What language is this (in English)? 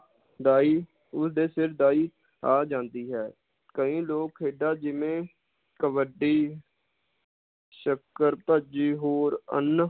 Punjabi